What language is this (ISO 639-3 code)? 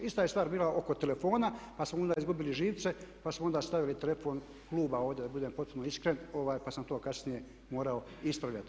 hrv